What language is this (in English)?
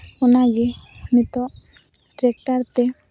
Santali